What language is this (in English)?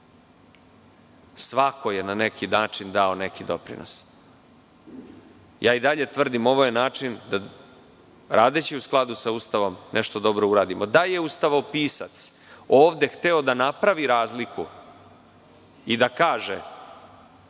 Serbian